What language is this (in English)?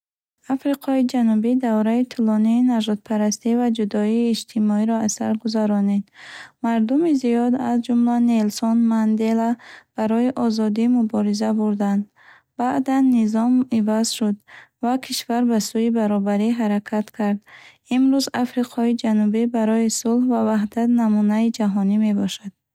Bukharic